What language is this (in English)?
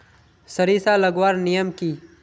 Magahi